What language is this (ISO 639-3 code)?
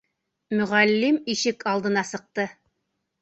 bak